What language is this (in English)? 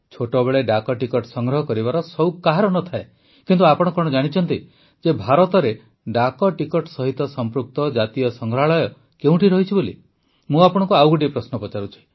Odia